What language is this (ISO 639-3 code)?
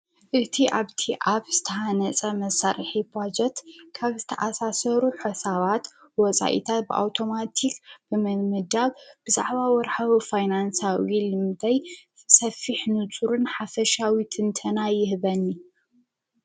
tir